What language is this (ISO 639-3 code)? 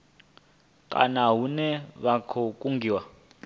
ven